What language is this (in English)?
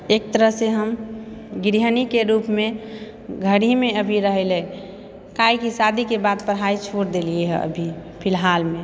Maithili